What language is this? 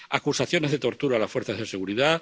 Spanish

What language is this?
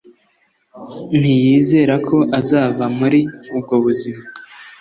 Kinyarwanda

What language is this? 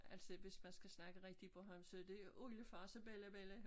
Danish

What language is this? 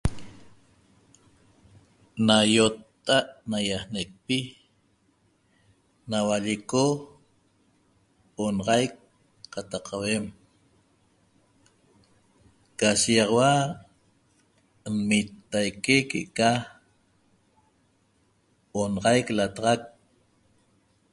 Toba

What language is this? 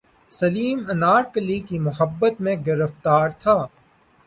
Urdu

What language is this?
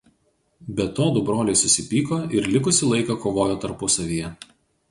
Lithuanian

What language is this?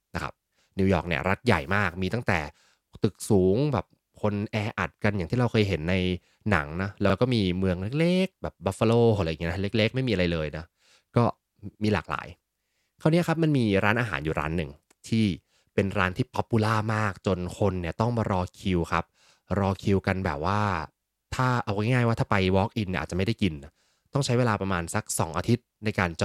Thai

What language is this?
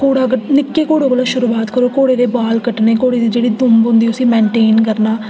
Dogri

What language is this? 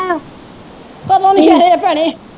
Punjabi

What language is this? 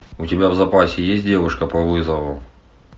Russian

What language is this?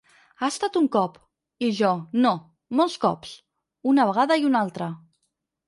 Catalan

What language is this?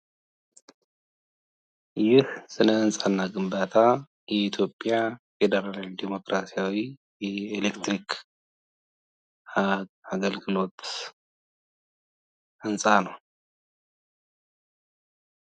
Amharic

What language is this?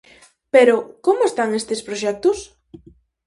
Galician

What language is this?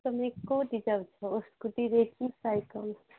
Odia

